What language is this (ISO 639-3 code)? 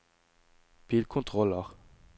nor